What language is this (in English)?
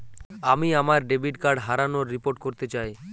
Bangla